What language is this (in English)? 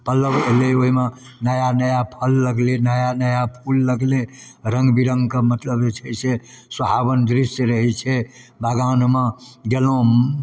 Maithili